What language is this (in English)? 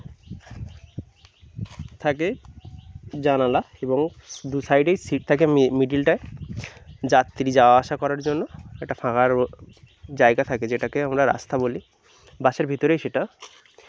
Bangla